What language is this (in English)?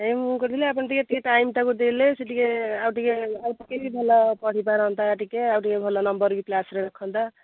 Odia